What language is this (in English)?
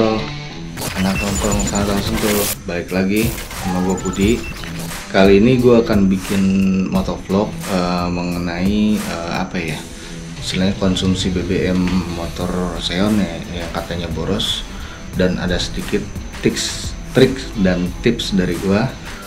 Indonesian